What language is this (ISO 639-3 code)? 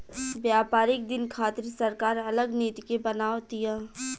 bho